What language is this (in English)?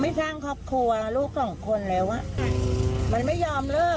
Thai